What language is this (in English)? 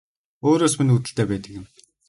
Mongolian